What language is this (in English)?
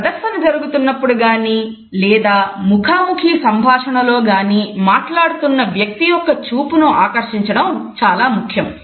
Telugu